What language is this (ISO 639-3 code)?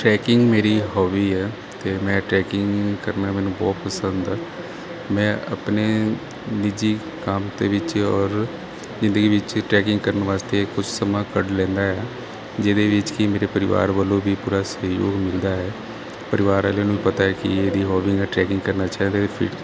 pan